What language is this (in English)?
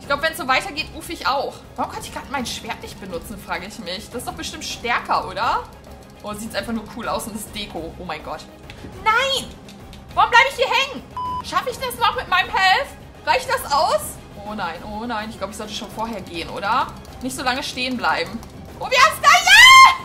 German